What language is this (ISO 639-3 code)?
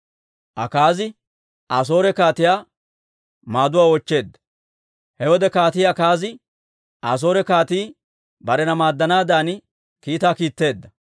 dwr